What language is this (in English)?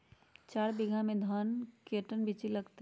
Magahi